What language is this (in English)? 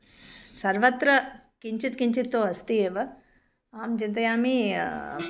Sanskrit